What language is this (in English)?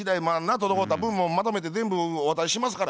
Japanese